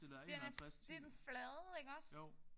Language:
Danish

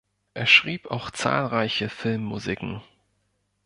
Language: German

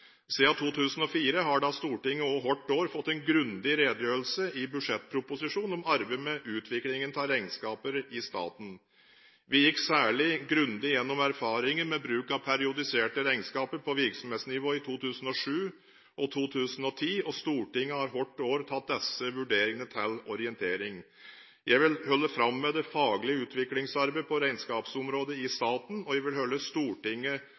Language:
Norwegian Bokmål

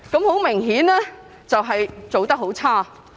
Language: Cantonese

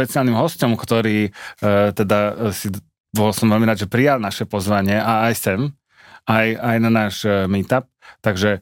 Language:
Slovak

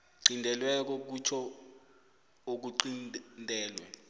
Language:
South Ndebele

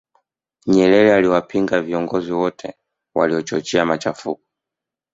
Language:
Swahili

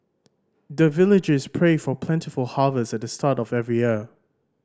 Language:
English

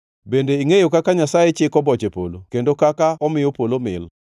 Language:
Luo (Kenya and Tanzania)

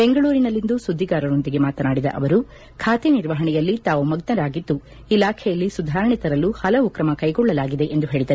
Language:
Kannada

